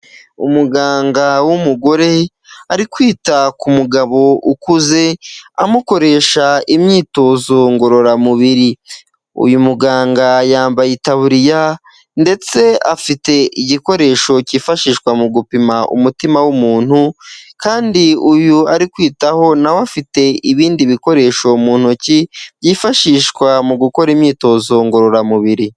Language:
Kinyarwanda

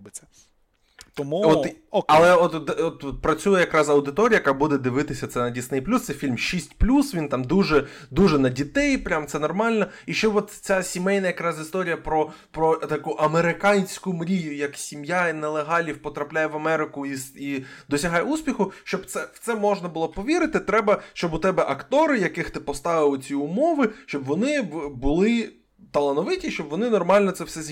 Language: Ukrainian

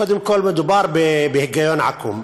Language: Hebrew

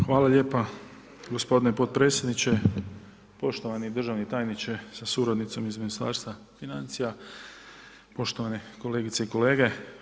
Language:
Croatian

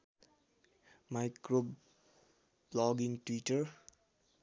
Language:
Nepali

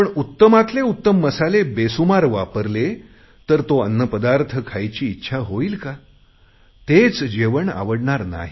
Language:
Marathi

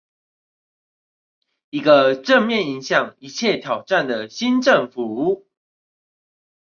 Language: Chinese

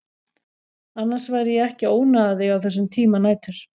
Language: Icelandic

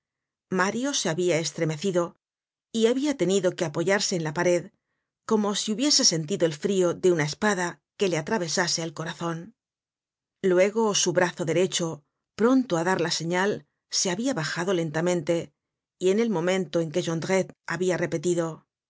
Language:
Spanish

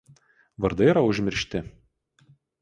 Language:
Lithuanian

